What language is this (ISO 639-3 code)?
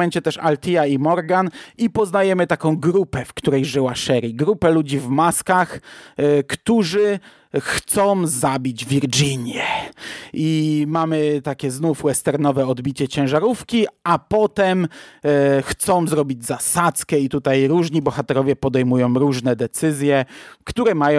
pol